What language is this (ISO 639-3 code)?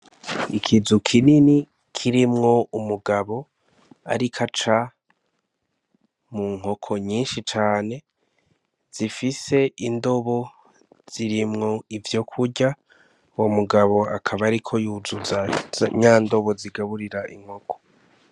run